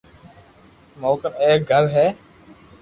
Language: Loarki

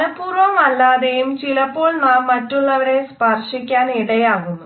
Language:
Malayalam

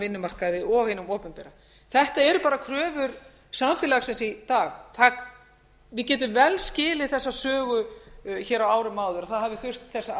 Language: Icelandic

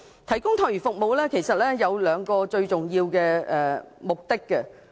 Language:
Cantonese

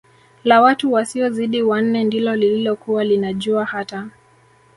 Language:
Swahili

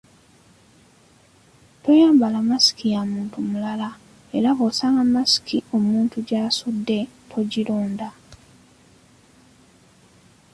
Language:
Ganda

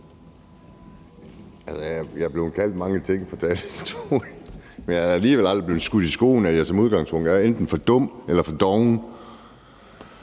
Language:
Danish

